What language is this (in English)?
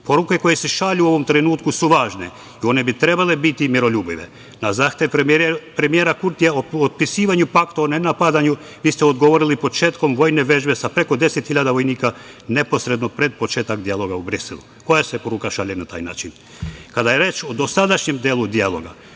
Serbian